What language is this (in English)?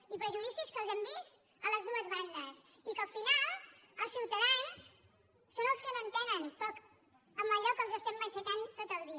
Catalan